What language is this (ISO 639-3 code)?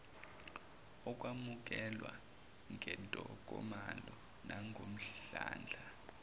zul